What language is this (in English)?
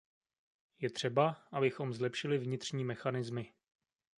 Czech